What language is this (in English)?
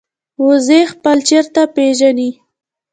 Pashto